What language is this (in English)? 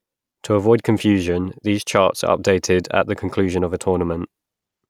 English